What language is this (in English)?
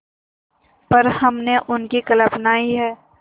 Hindi